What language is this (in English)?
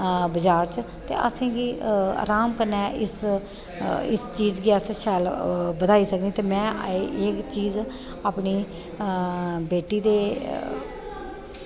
Dogri